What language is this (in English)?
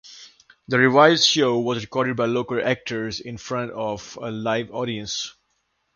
English